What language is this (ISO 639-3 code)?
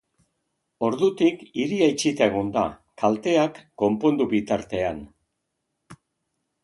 eus